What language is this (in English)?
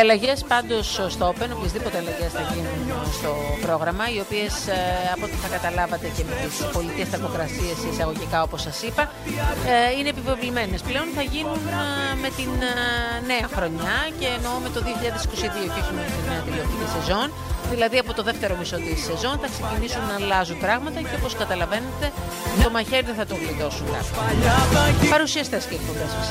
Greek